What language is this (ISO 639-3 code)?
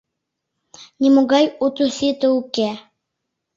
chm